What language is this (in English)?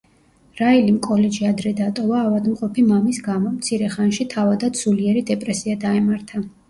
Georgian